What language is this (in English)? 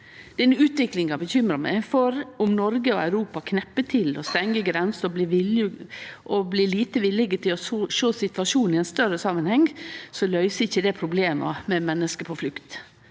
Norwegian